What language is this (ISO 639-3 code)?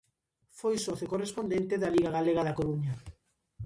glg